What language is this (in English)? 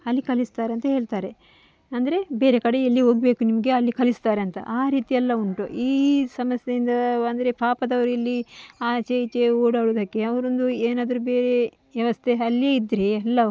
Kannada